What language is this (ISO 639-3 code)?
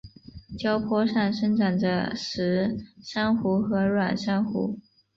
zho